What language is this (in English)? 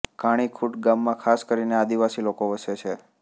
Gujarati